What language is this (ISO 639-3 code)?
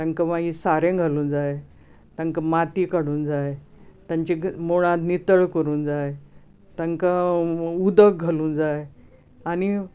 kok